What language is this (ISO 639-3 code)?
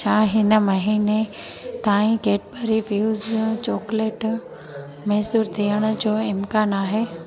snd